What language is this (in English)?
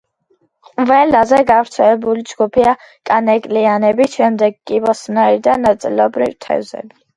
Georgian